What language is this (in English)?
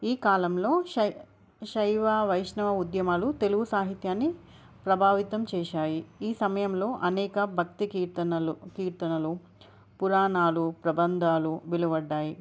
Telugu